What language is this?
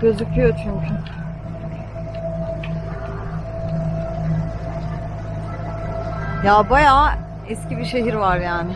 Turkish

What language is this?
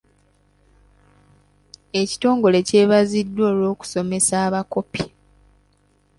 Ganda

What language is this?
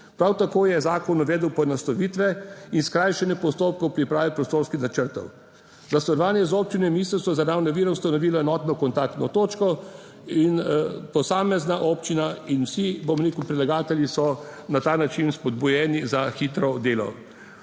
Slovenian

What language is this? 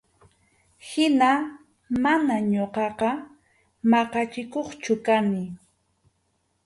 Arequipa-La Unión Quechua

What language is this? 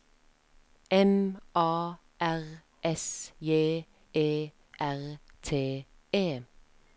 Norwegian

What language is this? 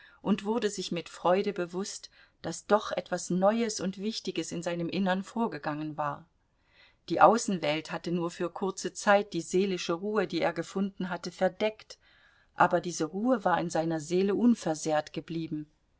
German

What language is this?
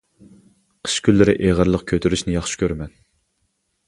Uyghur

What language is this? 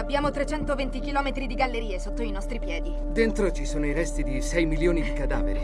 Italian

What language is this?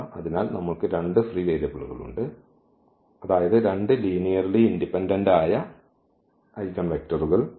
Malayalam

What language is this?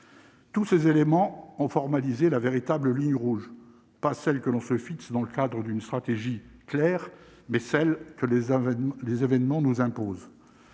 French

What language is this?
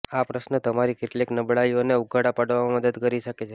Gujarati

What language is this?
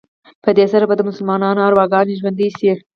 Pashto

